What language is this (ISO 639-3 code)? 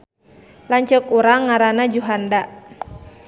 sun